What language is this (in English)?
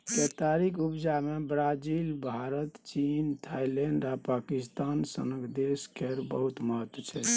Maithili